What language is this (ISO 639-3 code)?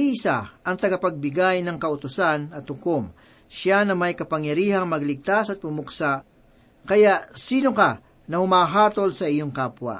fil